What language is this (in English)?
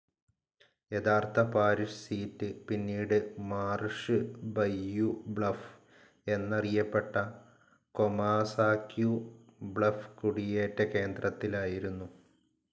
Malayalam